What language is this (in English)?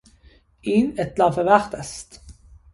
Persian